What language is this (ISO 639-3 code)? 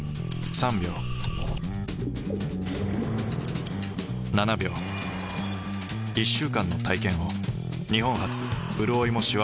jpn